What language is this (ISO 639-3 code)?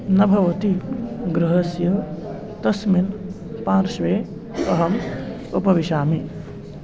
san